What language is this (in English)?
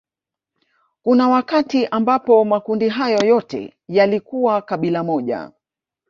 Swahili